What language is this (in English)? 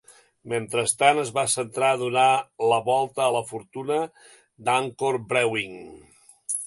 Catalan